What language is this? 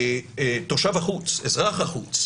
Hebrew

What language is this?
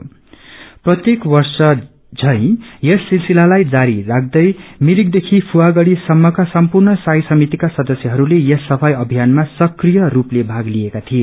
Nepali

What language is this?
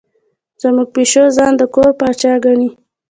Pashto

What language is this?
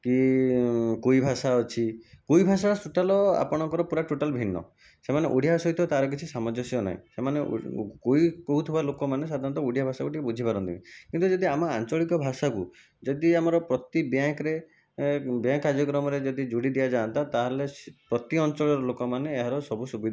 Odia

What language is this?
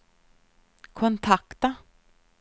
Swedish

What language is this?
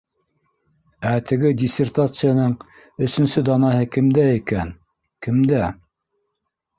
Bashkir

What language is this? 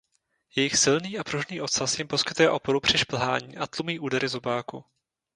Czech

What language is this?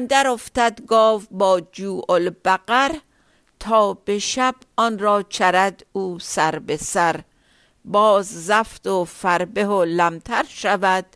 Persian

